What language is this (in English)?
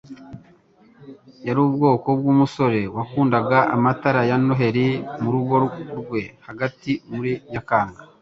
Kinyarwanda